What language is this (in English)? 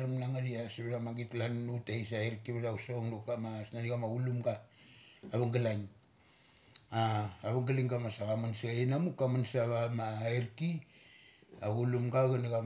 Mali